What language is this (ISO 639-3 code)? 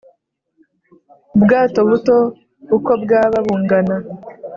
kin